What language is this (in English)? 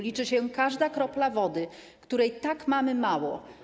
Polish